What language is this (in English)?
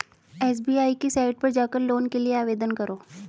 Hindi